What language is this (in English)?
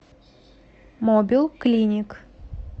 Russian